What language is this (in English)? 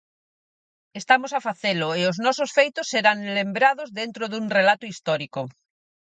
Galician